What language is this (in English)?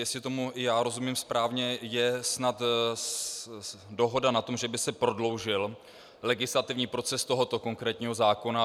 Czech